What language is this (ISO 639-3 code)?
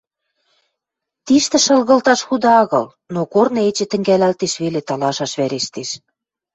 mrj